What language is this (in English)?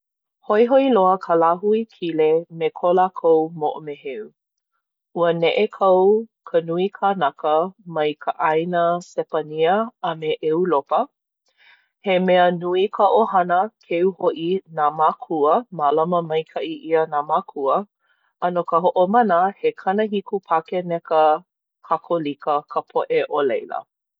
Hawaiian